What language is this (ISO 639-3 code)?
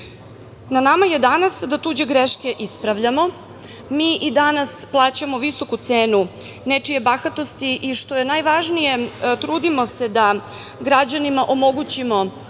srp